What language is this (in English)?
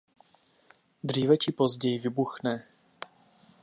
Czech